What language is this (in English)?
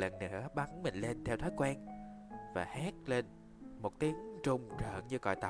Vietnamese